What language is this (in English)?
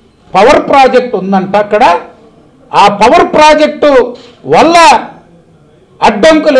Telugu